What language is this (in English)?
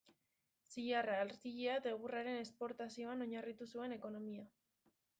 Basque